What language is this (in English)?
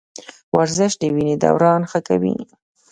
Pashto